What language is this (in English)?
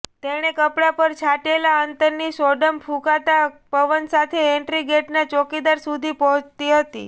Gujarati